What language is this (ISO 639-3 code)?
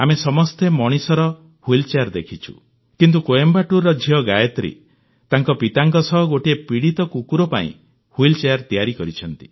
ori